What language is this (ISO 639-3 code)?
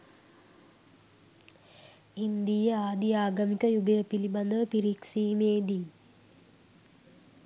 sin